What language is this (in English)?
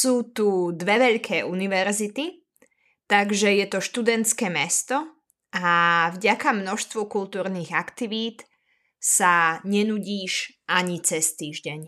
Slovak